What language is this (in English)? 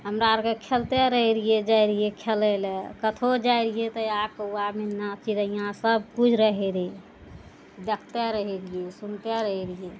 Maithili